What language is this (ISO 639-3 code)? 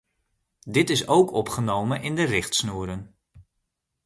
nld